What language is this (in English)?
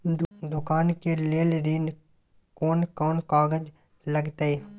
Maithili